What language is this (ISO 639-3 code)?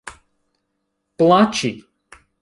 epo